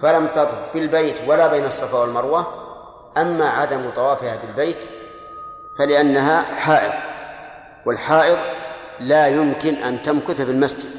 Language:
Arabic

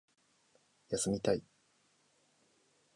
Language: Japanese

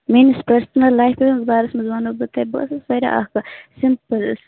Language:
Kashmiri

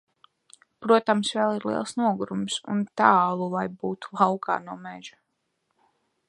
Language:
Latvian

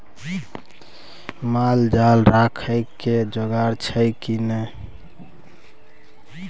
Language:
Maithili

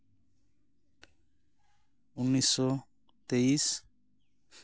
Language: Santali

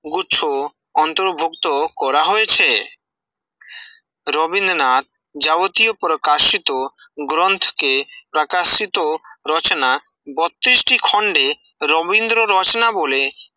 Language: Bangla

